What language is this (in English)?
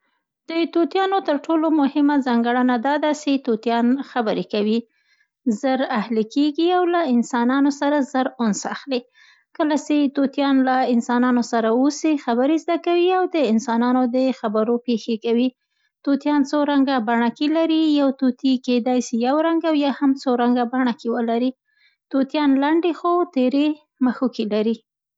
Central Pashto